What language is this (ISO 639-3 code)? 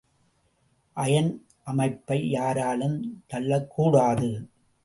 tam